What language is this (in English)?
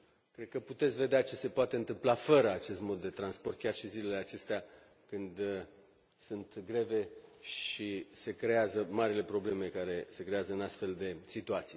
Romanian